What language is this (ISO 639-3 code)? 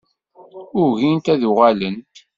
kab